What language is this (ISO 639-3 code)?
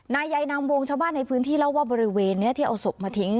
tha